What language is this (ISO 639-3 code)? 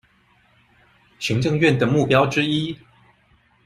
zho